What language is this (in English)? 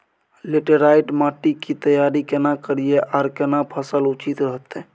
Maithili